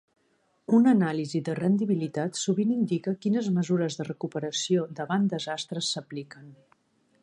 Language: Catalan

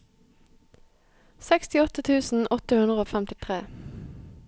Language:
Norwegian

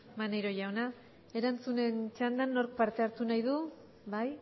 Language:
Basque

